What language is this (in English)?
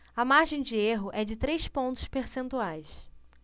Portuguese